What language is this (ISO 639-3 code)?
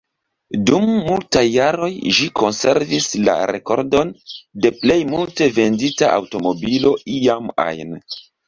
epo